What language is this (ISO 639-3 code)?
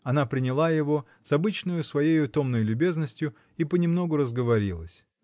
rus